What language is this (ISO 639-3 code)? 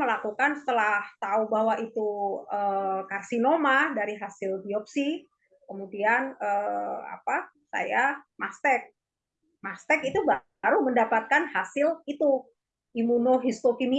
ind